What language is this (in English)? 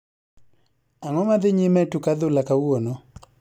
Luo (Kenya and Tanzania)